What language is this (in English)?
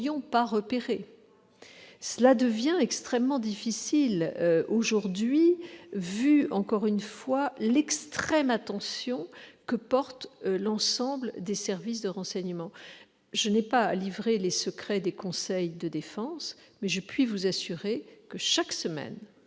French